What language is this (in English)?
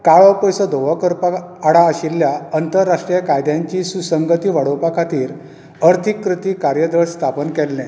Konkani